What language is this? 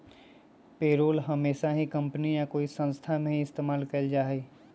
Magahi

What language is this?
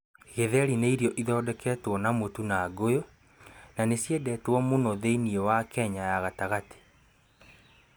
Kikuyu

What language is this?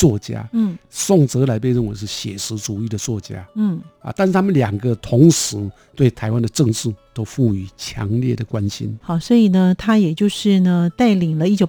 Chinese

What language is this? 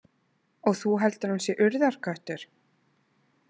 Icelandic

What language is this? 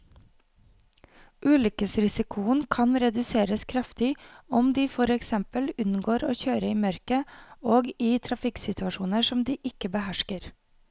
Norwegian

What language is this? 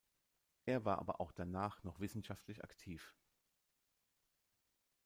German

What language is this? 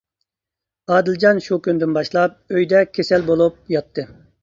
Uyghur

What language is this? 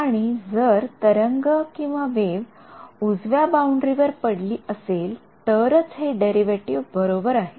Marathi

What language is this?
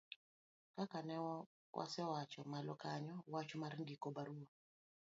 Luo (Kenya and Tanzania)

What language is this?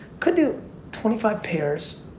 English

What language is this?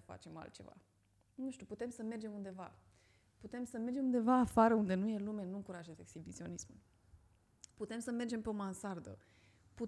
Romanian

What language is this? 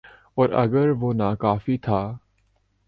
Urdu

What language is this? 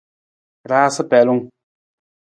Nawdm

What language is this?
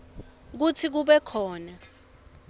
Swati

